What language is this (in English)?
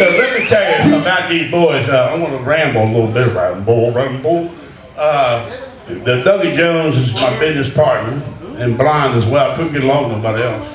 English